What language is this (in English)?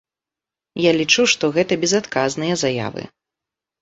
Belarusian